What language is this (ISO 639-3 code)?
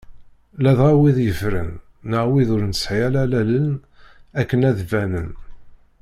kab